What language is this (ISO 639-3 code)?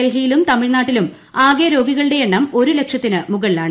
mal